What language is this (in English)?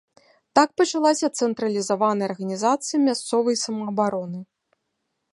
Belarusian